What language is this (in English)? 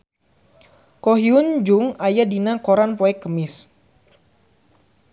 Sundanese